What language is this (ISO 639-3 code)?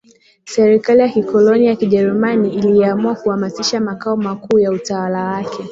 swa